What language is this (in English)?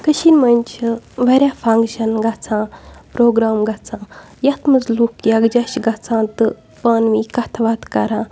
Kashmiri